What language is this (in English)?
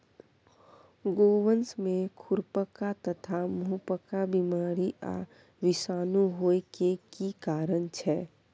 Maithili